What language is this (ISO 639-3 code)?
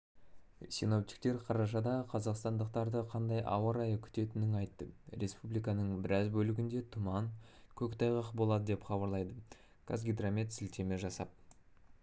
kaz